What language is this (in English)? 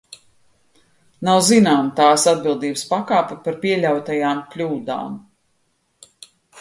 Latvian